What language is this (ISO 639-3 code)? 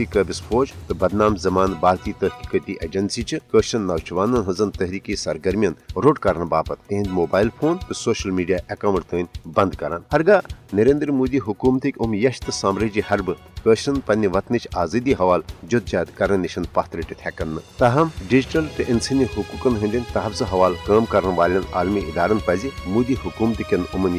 urd